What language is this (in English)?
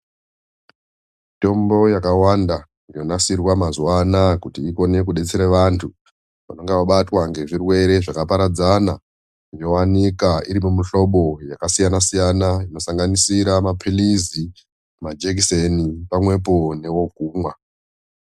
Ndau